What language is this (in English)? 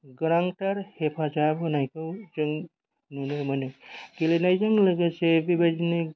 Bodo